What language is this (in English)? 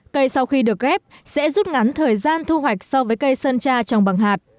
Vietnamese